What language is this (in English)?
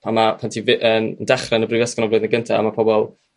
Welsh